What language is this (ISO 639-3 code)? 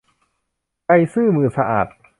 tha